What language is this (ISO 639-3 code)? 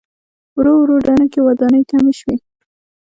pus